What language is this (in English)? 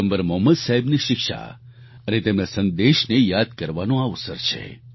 Gujarati